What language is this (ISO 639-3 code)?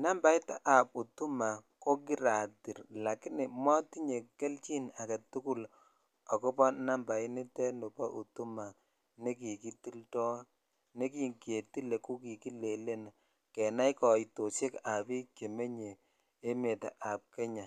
kln